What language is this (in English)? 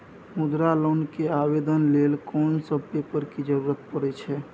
Maithili